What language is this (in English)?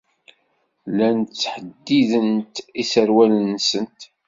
Kabyle